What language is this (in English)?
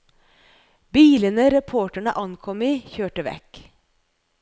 Norwegian